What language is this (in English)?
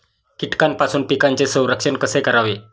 Marathi